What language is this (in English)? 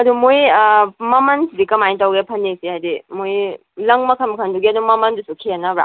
Manipuri